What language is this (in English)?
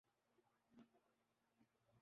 Urdu